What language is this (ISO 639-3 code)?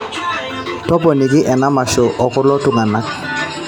mas